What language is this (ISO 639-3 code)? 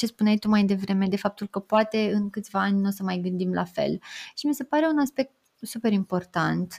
ron